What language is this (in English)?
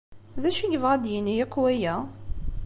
Kabyle